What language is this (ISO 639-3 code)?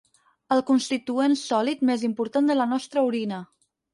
cat